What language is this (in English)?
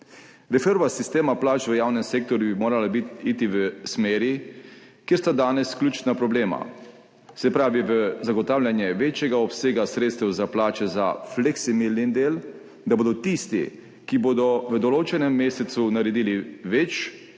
Slovenian